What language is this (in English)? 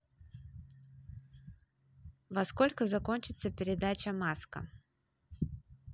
Russian